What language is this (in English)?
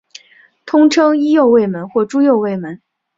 Chinese